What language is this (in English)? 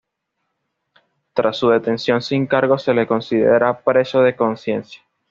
Spanish